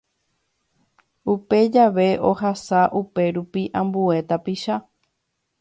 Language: Guarani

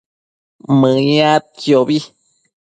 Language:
Matsés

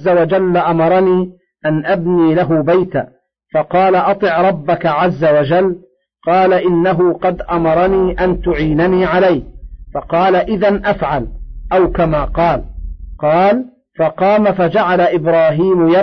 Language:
Arabic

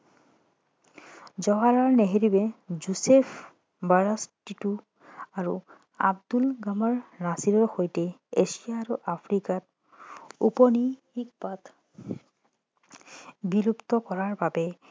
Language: Assamese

